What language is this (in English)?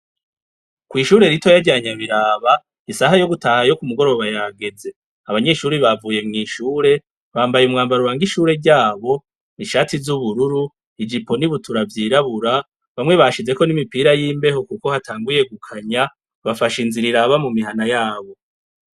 Rundi